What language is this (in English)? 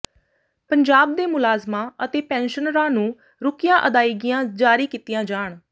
Punjabi